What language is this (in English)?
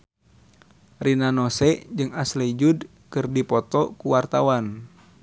Sundanese